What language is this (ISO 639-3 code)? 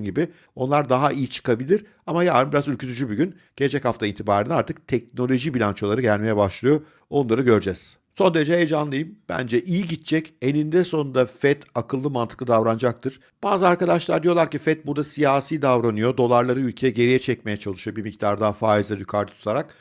tur